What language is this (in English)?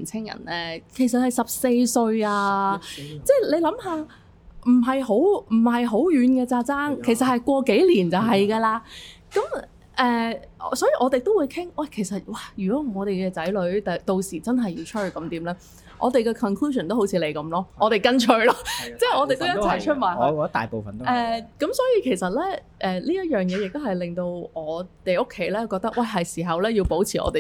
Chinese